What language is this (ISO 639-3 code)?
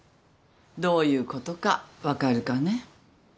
jpn